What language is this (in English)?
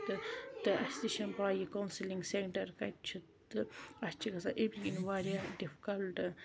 Kashmiri